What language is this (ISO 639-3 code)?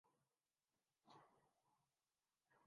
urd